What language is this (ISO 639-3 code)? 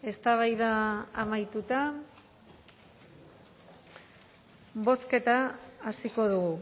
eus